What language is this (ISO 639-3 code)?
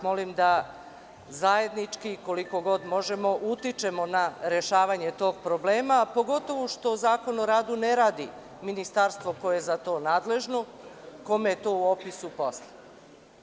srp